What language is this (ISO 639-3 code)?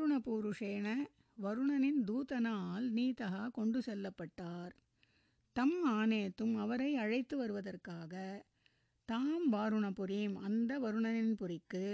tam